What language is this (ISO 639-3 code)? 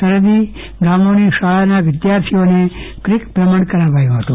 guj